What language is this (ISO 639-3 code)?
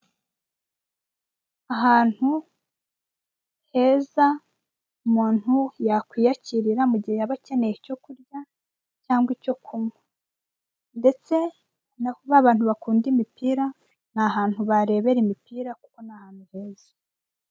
kin